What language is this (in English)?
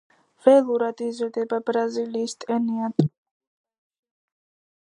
Georgian